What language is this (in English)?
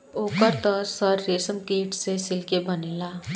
Bhojpuri